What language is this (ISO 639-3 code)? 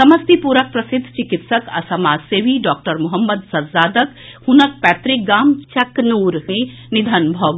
mai